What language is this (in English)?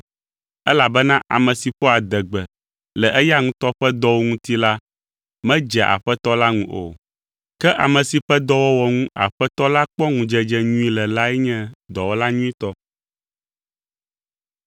Ewe